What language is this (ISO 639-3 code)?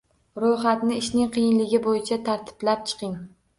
uzb